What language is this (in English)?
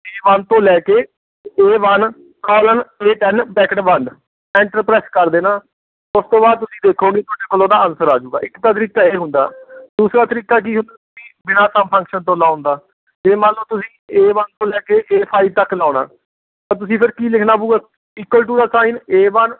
Punjabi